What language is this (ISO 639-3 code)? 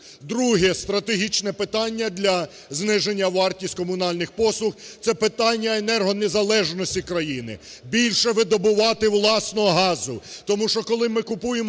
ukr